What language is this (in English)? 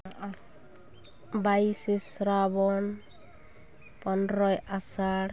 Santali